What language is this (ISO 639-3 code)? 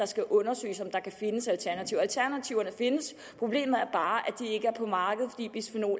dan